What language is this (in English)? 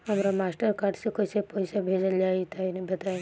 Bhojpuri